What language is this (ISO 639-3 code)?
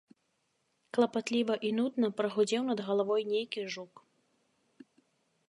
bel